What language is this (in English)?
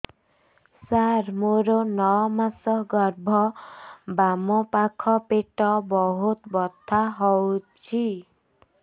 Odia